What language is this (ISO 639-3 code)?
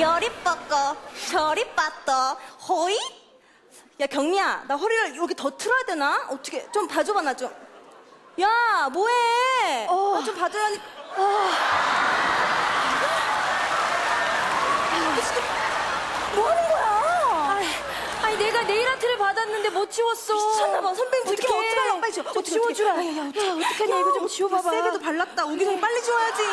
kor